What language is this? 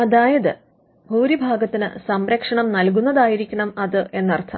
Malayalam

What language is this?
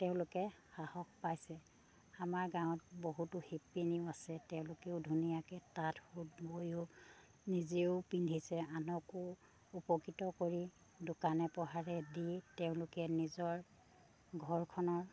Assamese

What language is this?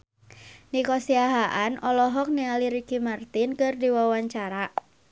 Sundanese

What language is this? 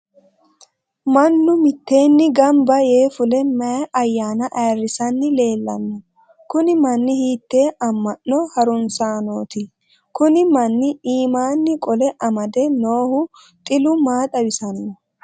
Sidamo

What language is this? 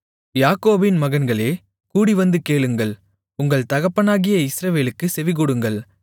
Tamil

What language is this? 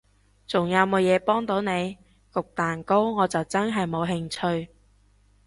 Cantonese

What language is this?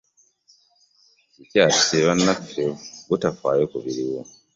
Ganda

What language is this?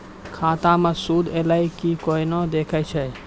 Maithili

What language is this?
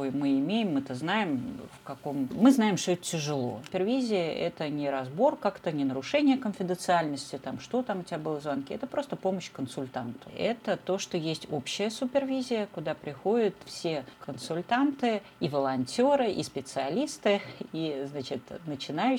Russian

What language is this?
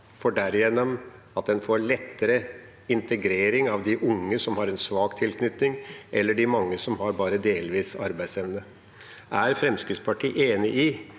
Norwegian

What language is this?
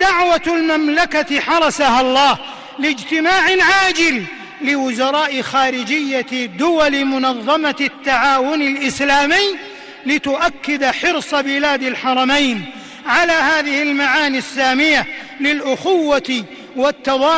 Arabic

